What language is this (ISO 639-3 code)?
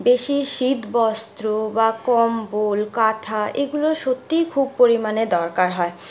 ben